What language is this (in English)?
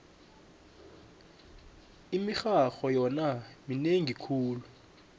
South Ndebele